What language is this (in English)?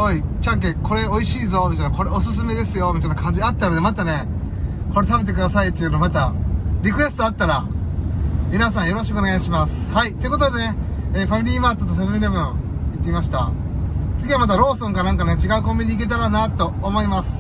Japanese